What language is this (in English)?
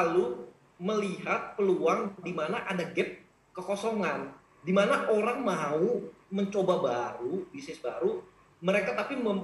Indonesian